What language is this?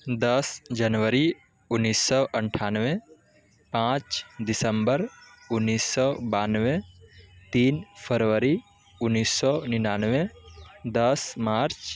Urdu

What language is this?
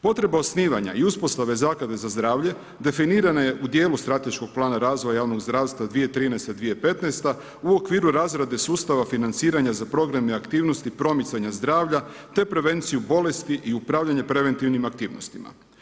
Croatian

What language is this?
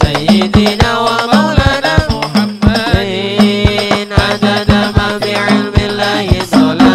Indonesian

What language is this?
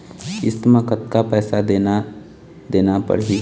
Chhattisgarhi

